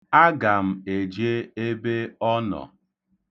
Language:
Igbo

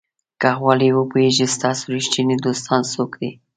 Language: Pashto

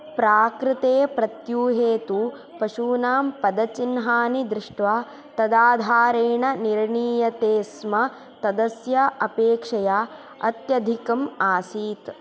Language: Sanskrit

